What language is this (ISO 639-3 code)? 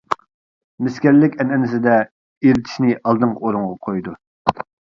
uig